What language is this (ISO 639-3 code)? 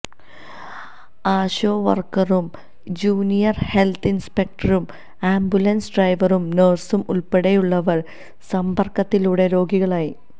mal